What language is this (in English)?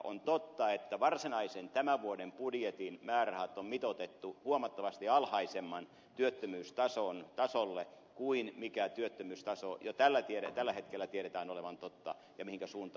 Finnish